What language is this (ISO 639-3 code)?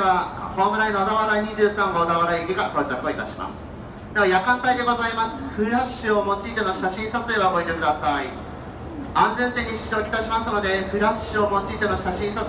jpn